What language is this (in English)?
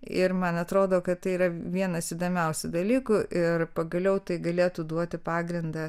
Lithuanian